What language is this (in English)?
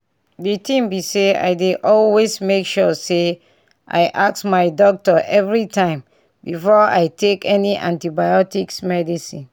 Nigerian Pidgin